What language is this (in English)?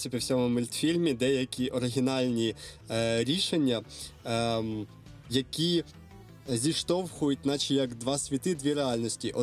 Ukrainian